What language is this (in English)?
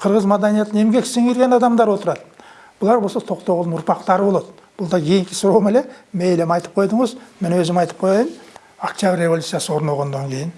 Turkish